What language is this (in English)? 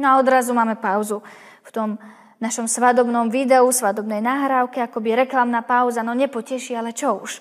Slovak